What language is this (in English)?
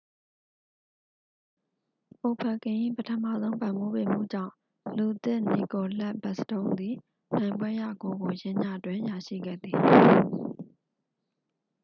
Burmese